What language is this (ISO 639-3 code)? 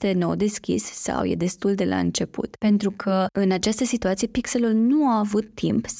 ron